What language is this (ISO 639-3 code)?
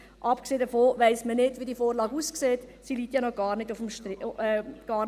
gsw